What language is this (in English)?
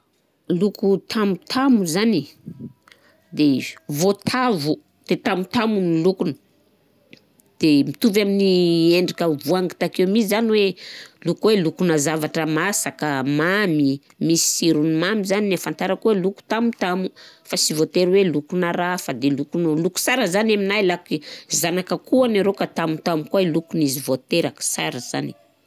Southern Betsimisaraka Malagasy